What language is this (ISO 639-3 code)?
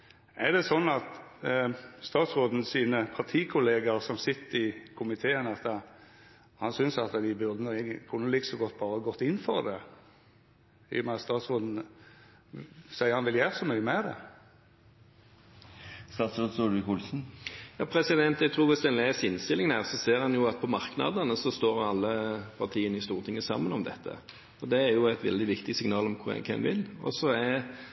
nor